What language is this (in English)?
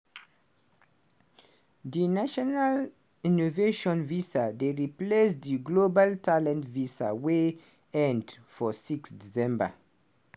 Nigerian Pidgin